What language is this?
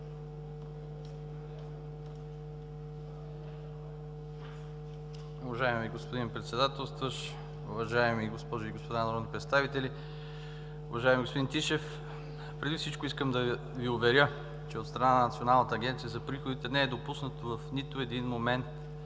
Bulgarian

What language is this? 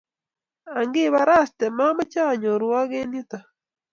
Kalenjin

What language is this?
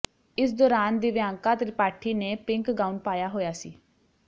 Punjabi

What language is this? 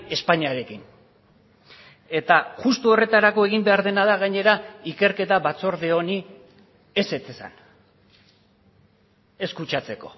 Basque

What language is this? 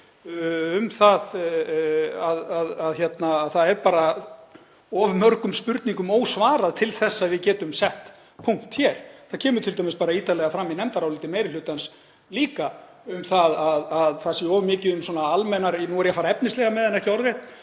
Icelandic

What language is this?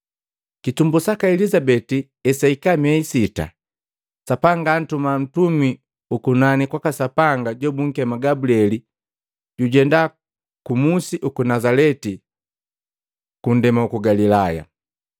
Matengo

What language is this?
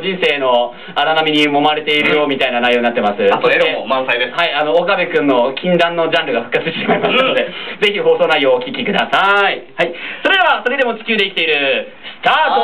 Japanese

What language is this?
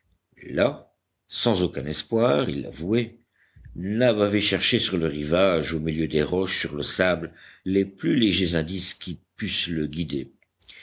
French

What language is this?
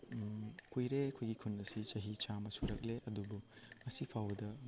Manipuri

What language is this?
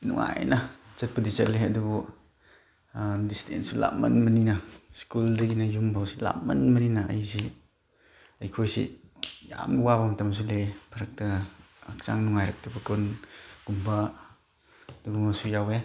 Manipuri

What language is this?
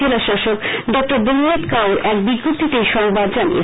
Bangla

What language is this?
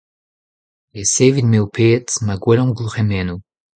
Breton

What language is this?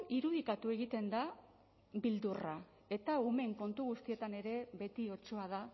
Basque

